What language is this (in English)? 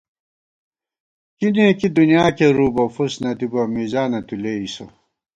Gawar-Bati